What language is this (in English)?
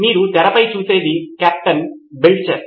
Telugu